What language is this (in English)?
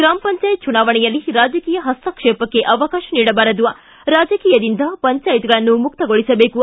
Kannada